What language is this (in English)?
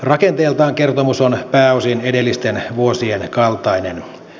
Finnish